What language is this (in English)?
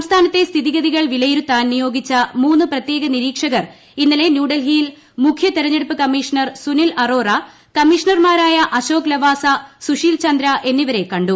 Malayalam